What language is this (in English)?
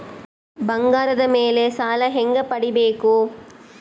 Kannada